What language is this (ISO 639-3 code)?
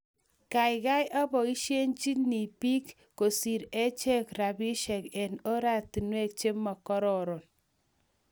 kln